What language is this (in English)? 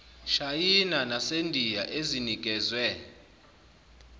Zulu